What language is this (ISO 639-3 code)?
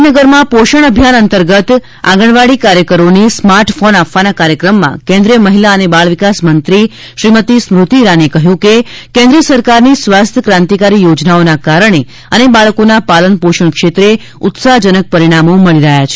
guj